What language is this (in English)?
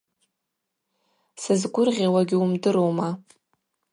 Abaza